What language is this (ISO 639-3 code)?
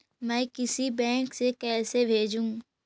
mag